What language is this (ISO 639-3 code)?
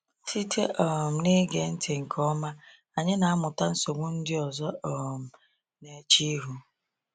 ibo